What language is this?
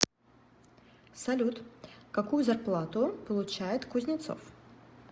Russian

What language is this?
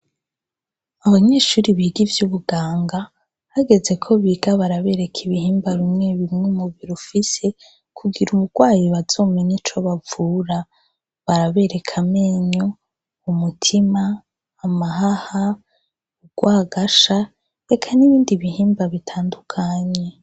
Rundi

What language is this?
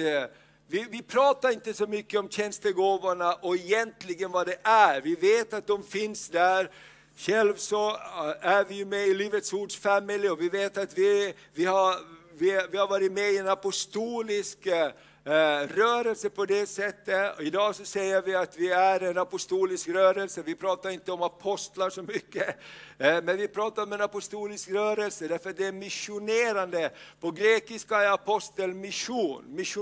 Swedish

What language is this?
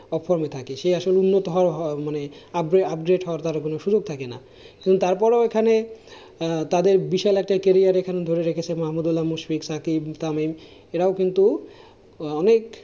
Bangla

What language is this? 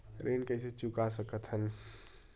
Chhattisgarhi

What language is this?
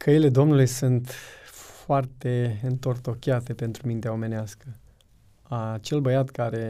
Romanian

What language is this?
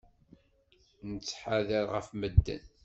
Kabyle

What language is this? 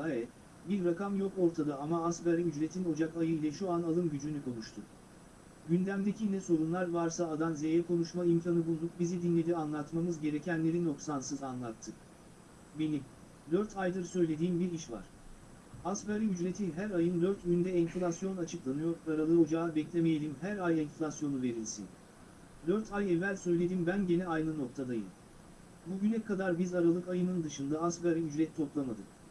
Turkish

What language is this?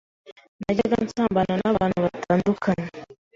Kinyarwanda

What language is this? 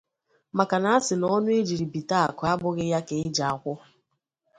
Igbo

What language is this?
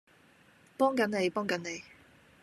Cantonese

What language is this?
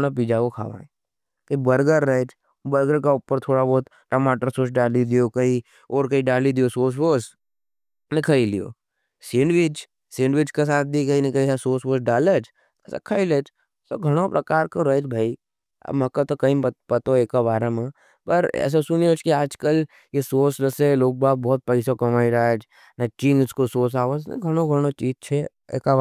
Nimadi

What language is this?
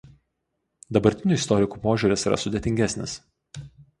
Lithuanian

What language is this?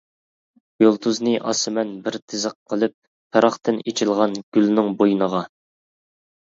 Uyghur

